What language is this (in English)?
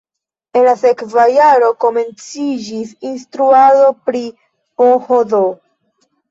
Esperanto